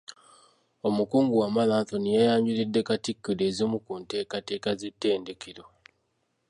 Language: Ganda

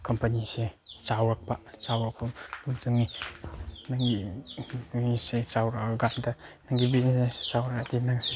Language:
Manipuri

